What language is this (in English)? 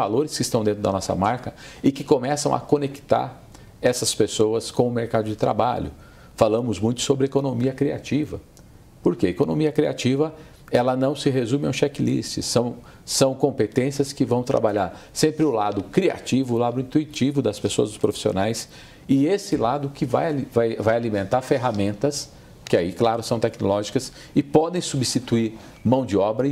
Portuguese